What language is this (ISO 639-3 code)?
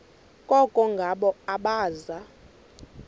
xho